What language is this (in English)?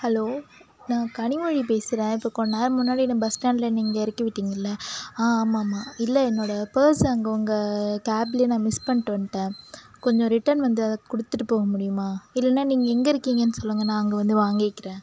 Tamil